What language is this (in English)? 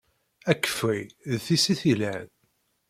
Kabyle